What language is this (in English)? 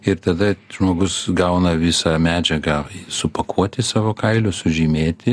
Lithuanian